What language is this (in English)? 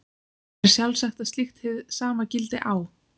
Icelandic